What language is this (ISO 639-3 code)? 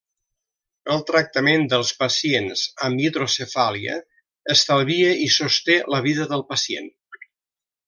cat